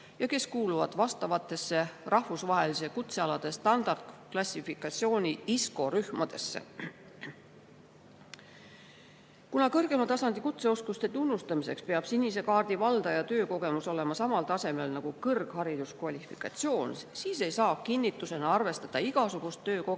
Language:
Estonian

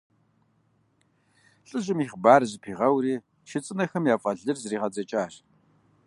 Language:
Kabardian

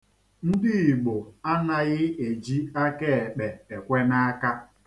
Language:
Igbo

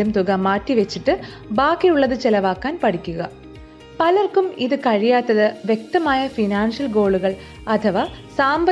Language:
Malayalam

